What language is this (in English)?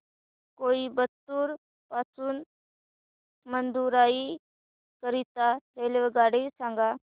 Marathi